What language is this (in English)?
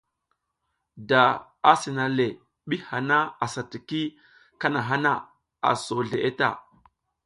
South Giziga